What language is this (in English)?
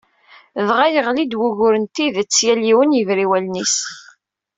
Kabyle